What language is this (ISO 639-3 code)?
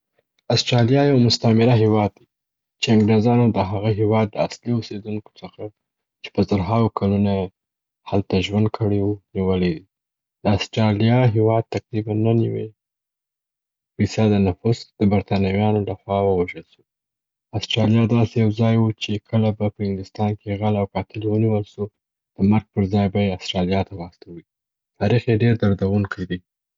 pbt